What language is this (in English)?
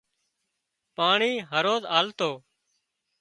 Wadiyara Koli